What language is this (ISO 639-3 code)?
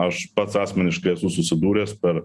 lit